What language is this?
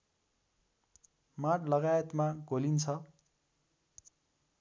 Nepali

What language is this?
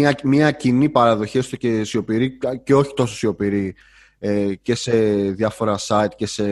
Greek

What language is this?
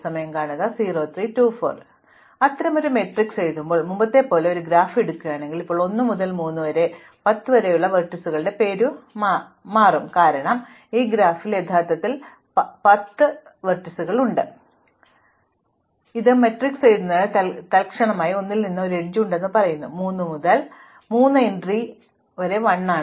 Malayalam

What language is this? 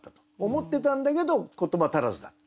Japanese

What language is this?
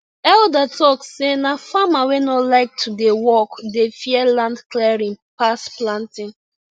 Nigerian Pidgin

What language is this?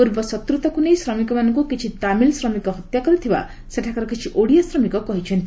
Odia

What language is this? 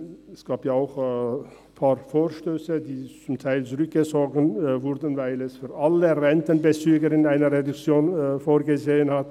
Swiss German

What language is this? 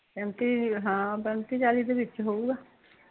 Punjabi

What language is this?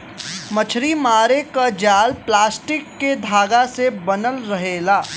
Bhojpuri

